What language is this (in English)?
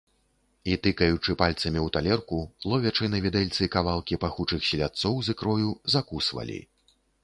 Belarusian